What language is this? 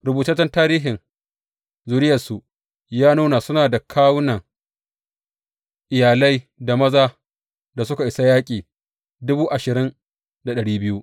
Hausa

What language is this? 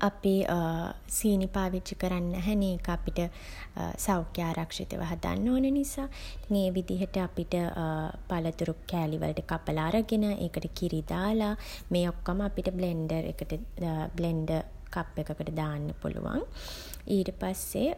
Sinhala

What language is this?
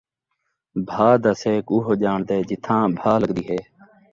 Saraiki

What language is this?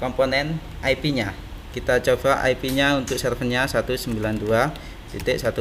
Indonesian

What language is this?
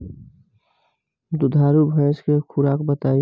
Bhojpuri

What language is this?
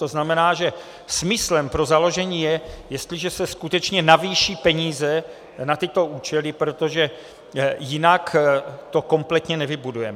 Czech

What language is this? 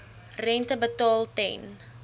Afrikaans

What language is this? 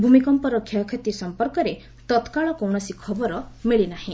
Odia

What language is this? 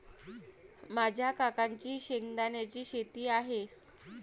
Marathi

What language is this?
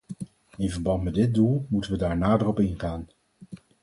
Dutch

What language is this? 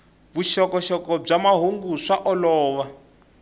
Tsonga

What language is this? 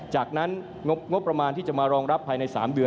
Thai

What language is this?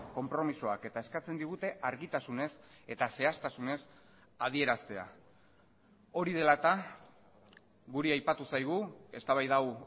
Basque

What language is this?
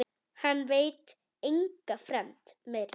Icelandic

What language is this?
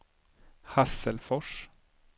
Swedish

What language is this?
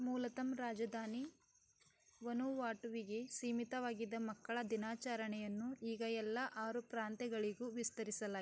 Kannada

